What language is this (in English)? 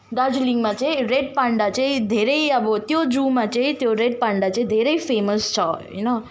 Nepali